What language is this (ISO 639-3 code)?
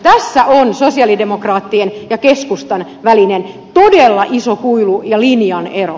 fin